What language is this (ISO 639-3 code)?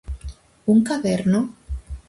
glg